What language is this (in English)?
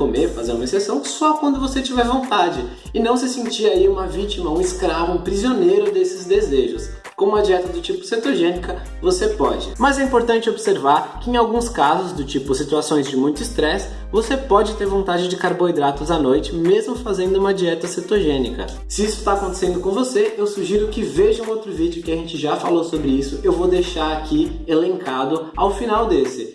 Portuguese